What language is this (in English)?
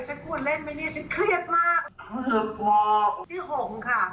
Thai